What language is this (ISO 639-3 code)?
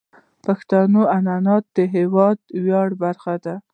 pus